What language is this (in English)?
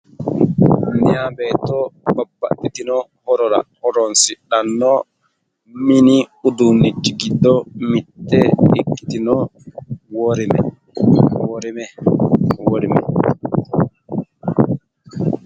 Sidamo